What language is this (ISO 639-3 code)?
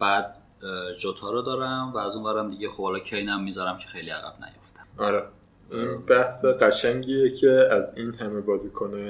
fas